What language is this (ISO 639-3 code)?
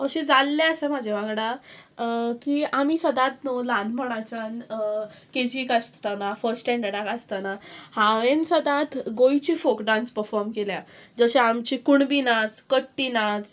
kok